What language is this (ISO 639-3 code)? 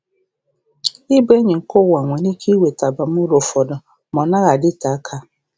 ibo